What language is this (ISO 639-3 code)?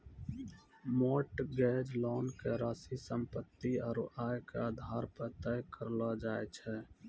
mai